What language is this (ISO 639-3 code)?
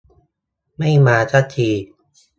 tha